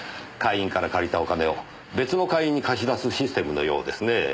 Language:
Japanese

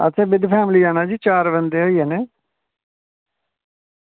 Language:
Dogri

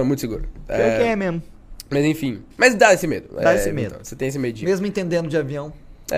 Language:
Portuguese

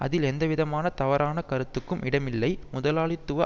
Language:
Tamil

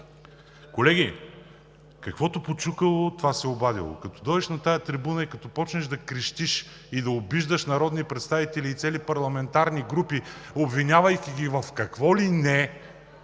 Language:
Bulgarian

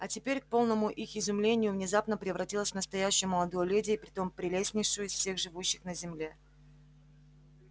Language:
Russian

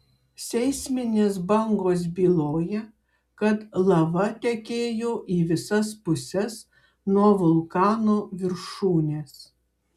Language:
Lithuanian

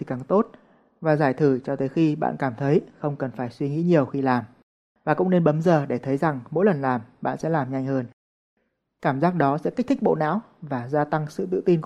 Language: Vietnamese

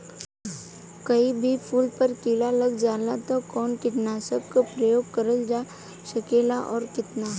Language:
Bhojpuri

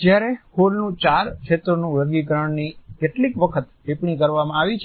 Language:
Gujarati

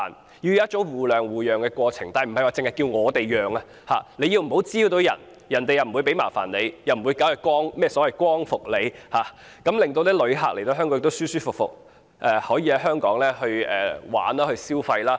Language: Cantonese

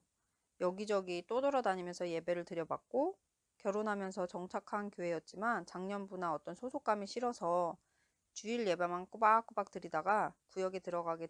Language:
Korean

